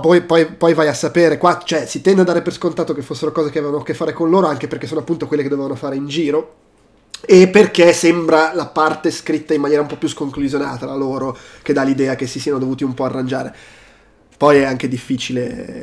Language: Italian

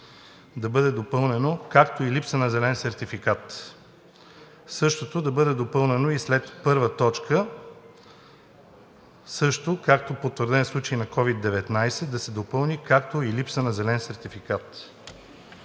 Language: Bulgarian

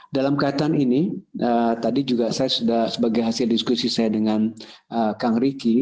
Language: Indonesian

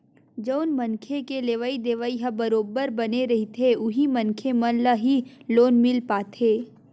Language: Chhattisgarhi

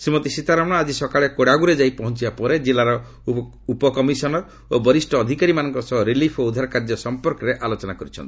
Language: Odia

